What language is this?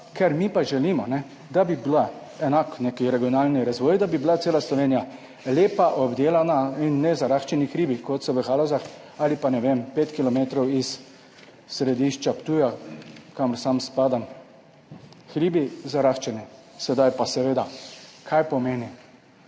Slovenian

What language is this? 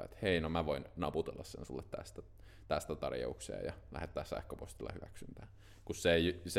Finnish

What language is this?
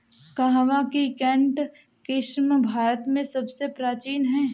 Hindi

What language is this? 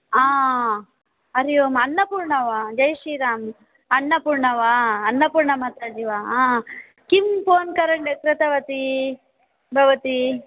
Sanskrit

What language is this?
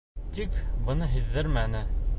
Bashkir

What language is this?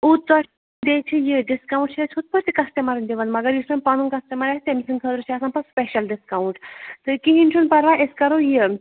Kashmiri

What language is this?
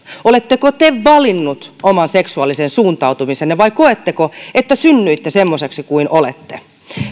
Finnish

